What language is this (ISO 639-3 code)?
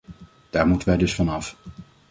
nld